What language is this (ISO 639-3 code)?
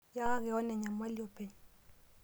mas